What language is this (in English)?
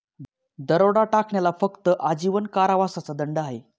Marathi